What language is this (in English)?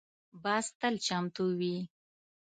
Pashto